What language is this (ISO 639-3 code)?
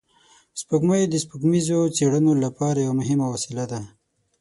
pus